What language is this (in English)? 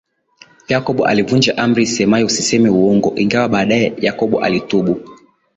Swahili